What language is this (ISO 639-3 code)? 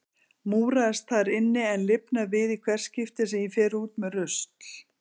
isl